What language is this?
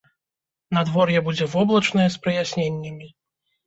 Belarusian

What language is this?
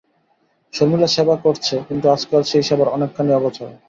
Bangla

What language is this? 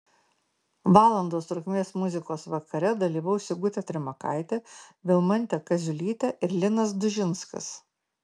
Lithuanian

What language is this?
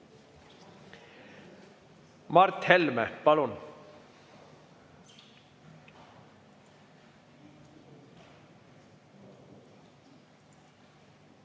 Estonian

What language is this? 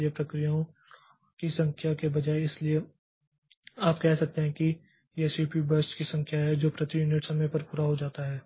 Hindi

